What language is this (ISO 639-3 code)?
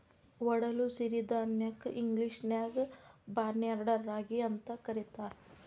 kan